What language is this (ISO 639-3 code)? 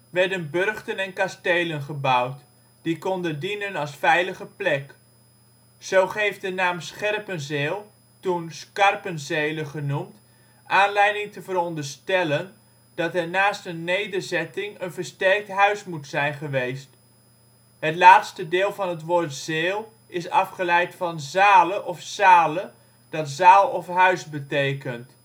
nld